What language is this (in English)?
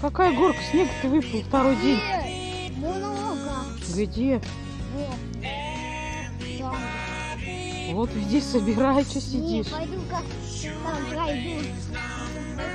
Russian